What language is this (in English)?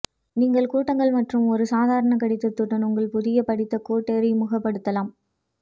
Tamil